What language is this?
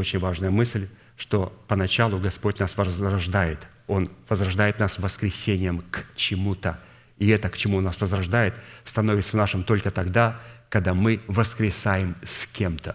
Russian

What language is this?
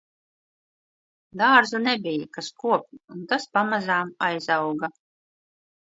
Latvian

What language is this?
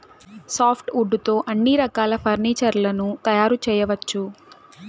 Telugu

